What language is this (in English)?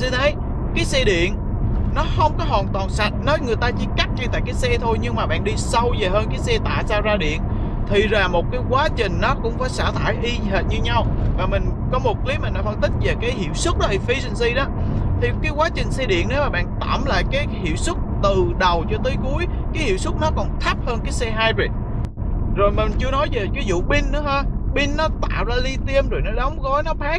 Vietnamese